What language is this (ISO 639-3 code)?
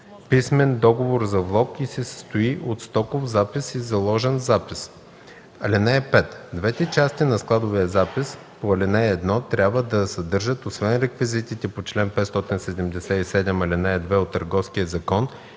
bul